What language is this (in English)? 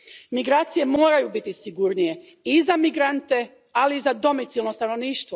Croatian